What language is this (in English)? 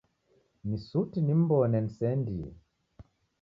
Taita